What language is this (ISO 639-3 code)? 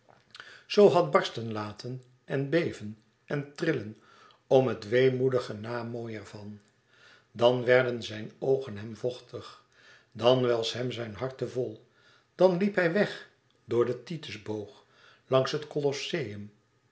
nld